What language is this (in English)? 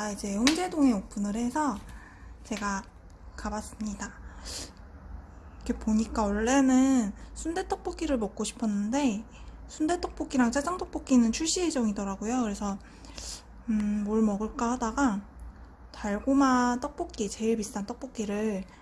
Korean